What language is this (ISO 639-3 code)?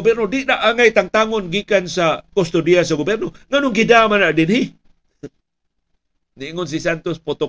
fil